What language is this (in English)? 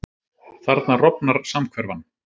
Icelandic